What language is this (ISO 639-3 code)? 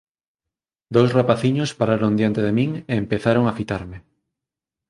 glg